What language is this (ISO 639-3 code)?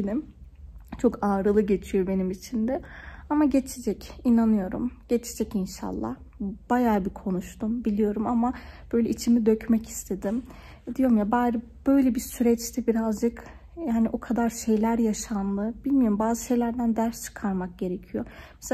tur